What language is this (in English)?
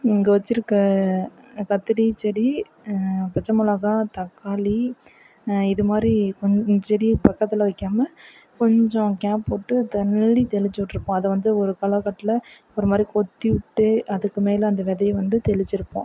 Tamil